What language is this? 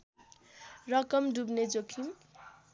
Nepali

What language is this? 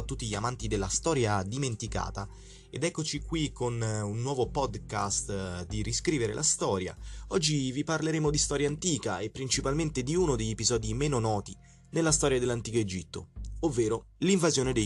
Italian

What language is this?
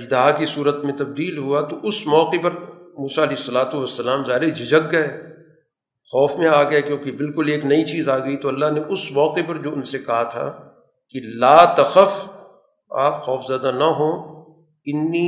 Urdu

